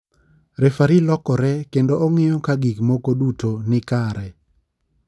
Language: Luo (Kenya and Tanzania)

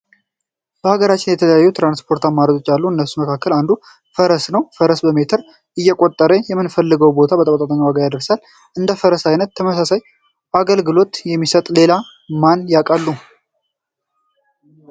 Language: Amharic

